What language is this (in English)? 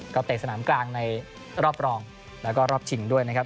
Thai